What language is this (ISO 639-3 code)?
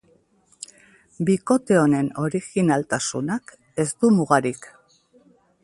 eus